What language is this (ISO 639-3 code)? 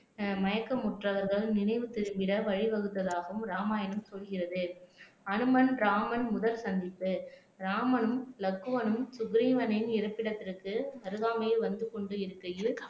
tam